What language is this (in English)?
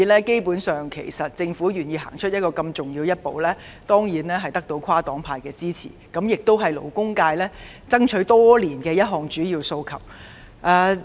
Cantonese